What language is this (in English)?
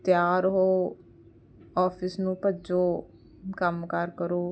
Punjabi